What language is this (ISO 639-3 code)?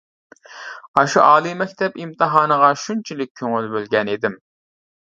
uig